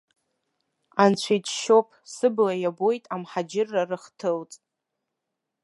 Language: Abkhazian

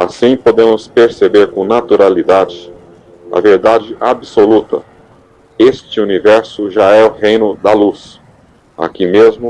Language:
Portuguese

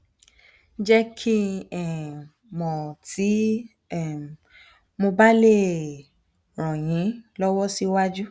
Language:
Yoruba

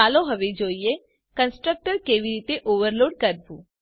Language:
Gujarati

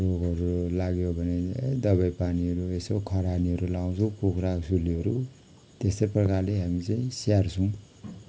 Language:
Nepali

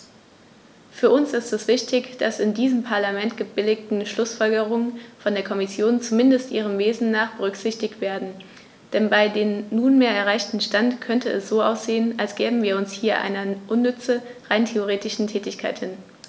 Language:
German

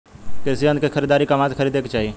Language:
Bhojpuri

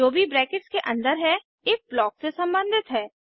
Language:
Hindi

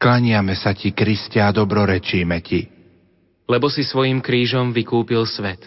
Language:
Slovak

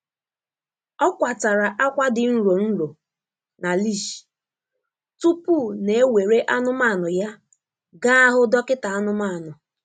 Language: Igbo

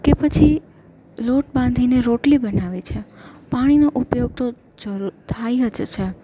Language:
Gujarati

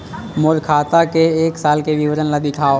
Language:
Chhattisgarhi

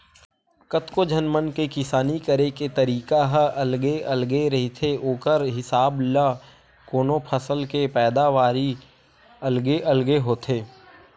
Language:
Chhattisgarhi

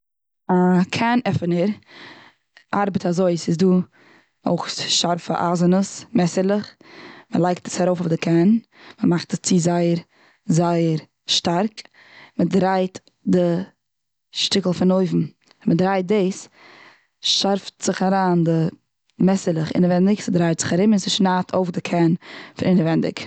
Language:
Yiddish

